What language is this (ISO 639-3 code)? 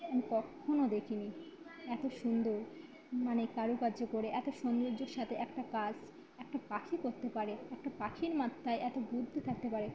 ben